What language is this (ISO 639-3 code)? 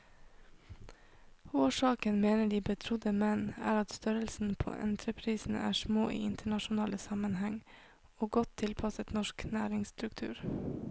nor